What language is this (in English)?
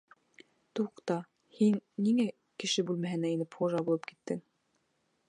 Bashkir